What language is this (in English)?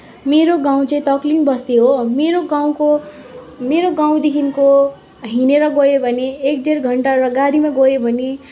Nepali